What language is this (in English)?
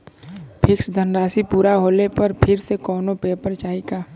Bhojpuri